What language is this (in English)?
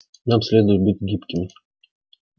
Russian